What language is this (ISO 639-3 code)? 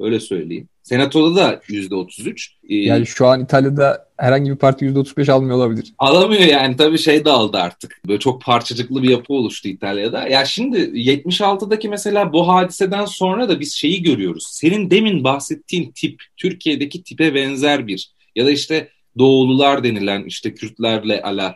tur